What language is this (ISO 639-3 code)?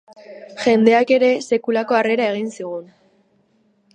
eus